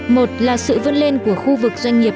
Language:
Vietnamese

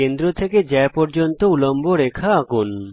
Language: Bangla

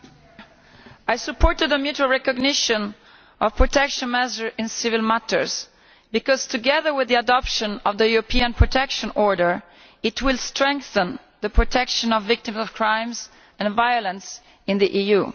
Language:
English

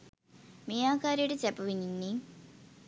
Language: Sinhala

